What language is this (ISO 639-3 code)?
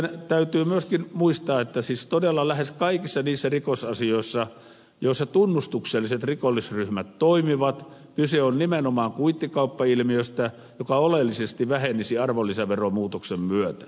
fin